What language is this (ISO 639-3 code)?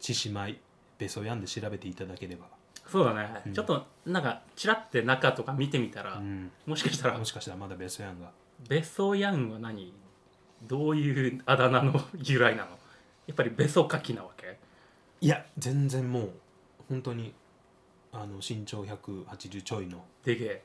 jpn